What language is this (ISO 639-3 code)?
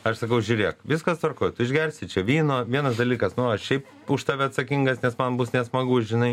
lit